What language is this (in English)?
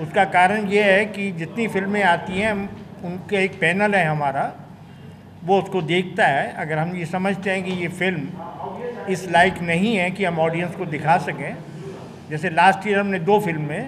Hindi